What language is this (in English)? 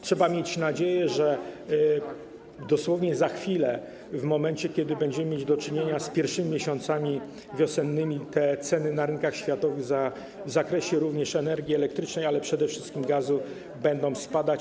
Polish